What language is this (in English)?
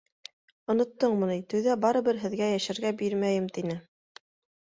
Bashkir